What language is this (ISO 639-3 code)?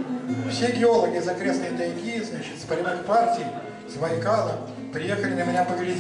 rus